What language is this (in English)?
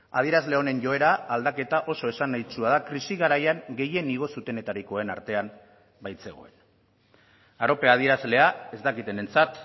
Basque